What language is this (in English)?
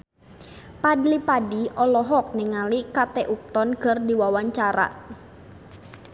Sundanese